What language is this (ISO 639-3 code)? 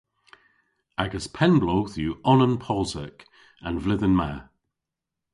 cor